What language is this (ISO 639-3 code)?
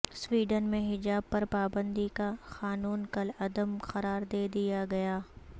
urd